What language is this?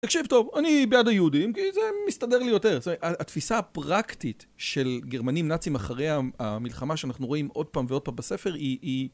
Hebrew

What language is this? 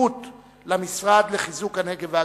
Hebrew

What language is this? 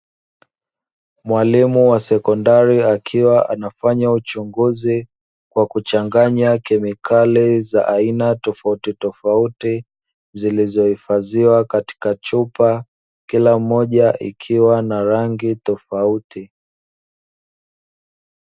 Swahili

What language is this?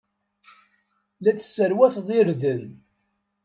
Kabyle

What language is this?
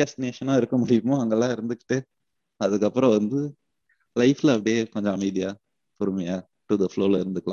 Tamil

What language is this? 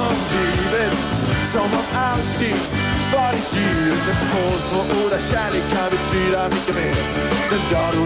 Dutch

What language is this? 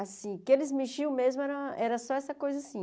Portuguese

